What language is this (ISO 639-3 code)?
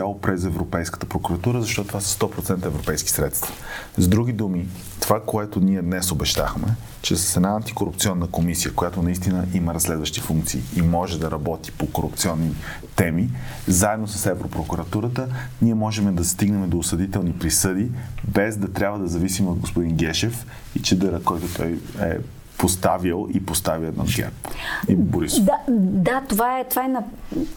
bul